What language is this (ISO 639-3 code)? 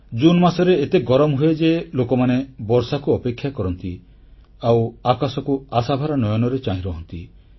ori